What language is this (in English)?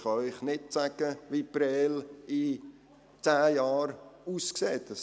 Swiss German